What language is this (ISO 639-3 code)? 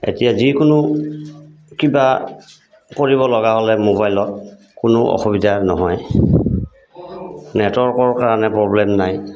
asm